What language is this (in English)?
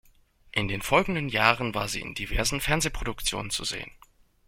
German